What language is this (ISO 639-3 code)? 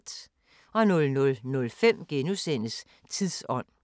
dan